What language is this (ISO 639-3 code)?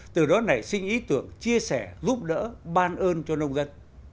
vie